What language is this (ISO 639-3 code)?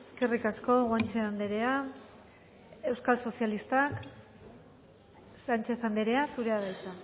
eus